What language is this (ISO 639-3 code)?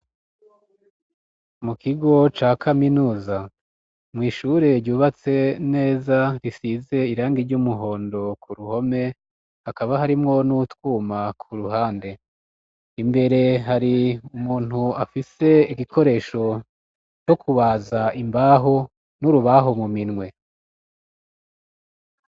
run